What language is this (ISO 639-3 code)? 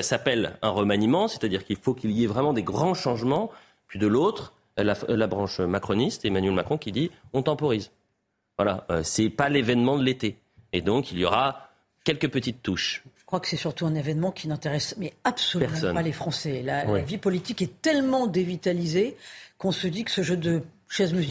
fra